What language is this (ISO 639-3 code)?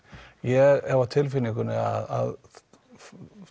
isl